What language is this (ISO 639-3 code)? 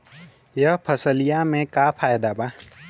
bho